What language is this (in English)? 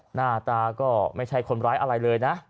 Thai